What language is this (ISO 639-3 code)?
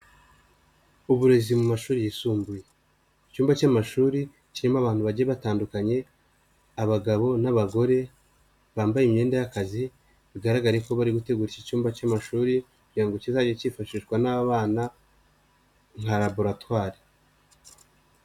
kin